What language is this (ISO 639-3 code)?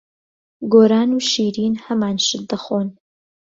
ckb